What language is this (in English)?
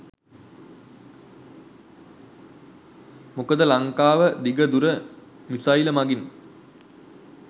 Sinhala